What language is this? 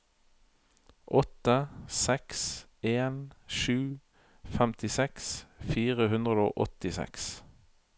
Norwegian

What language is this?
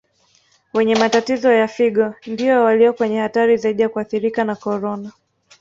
Swahili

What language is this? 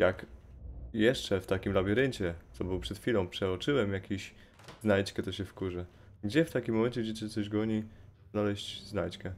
Polish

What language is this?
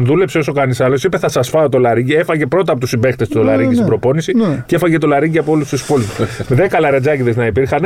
Greek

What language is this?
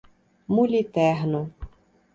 Portuguese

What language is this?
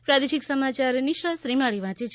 Gujarati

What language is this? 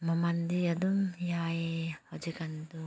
Manipuri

